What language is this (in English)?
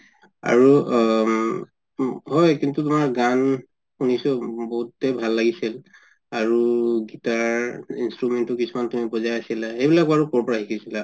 Assamese